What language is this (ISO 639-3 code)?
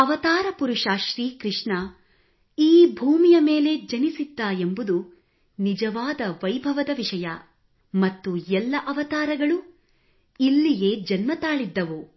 kan